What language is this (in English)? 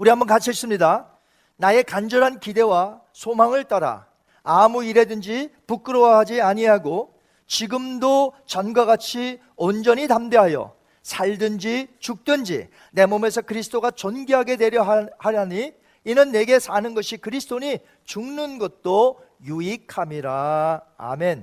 Korean